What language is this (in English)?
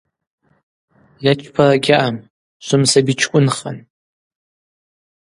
Abaza